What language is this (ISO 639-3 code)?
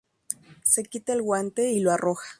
spa